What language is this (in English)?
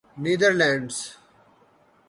Urdu